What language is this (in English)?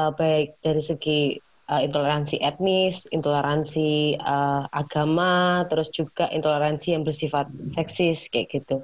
Indonesian